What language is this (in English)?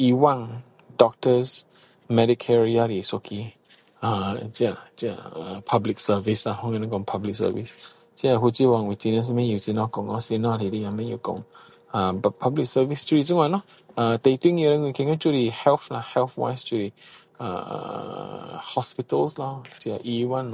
Min Dong Chinese